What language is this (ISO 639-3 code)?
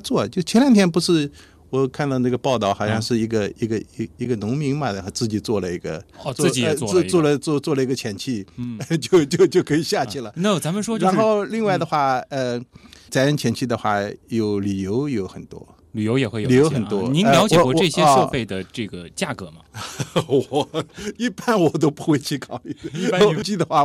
zho